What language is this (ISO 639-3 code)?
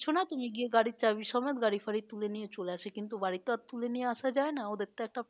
ben